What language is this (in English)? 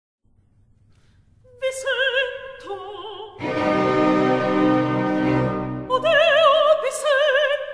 English